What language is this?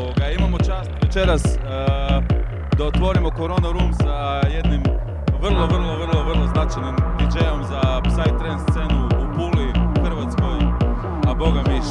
Croatian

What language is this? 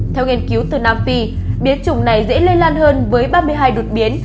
Vietnamese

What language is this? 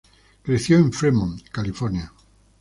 Spanish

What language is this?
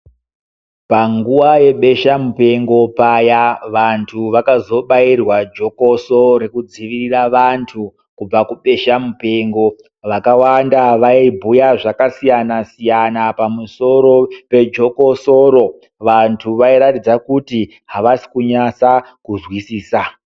Ndau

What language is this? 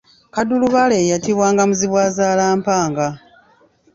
Ganda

